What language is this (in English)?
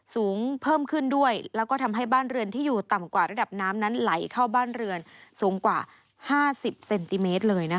Thai